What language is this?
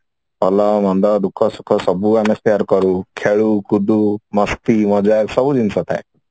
Odia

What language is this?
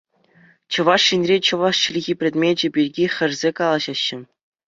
Chuvash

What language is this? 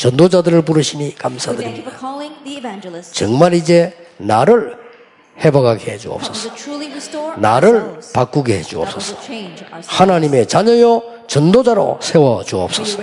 Korean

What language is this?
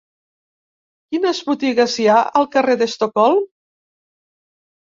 Catalan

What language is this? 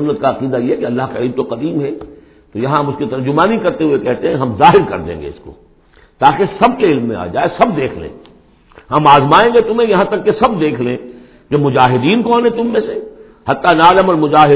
Urdu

